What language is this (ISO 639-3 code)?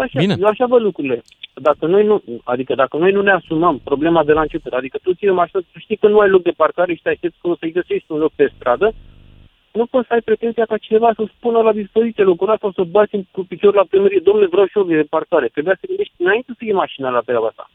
ron